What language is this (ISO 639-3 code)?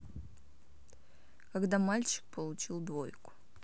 rus